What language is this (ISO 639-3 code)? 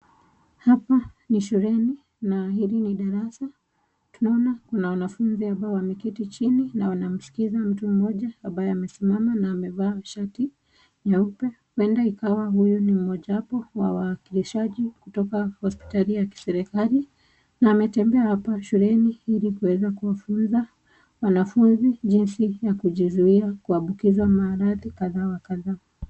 swa